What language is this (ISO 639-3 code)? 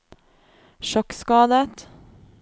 nor